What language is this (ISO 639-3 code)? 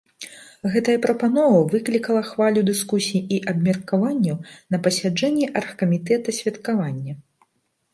bel